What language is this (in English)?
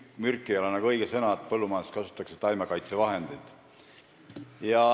Estonian